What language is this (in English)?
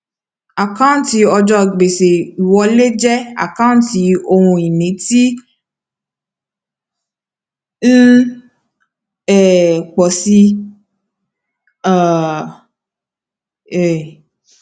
Yoruba